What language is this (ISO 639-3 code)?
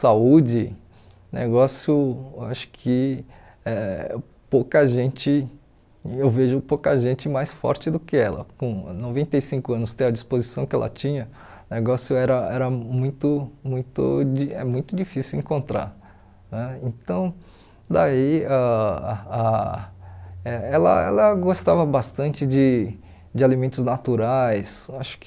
por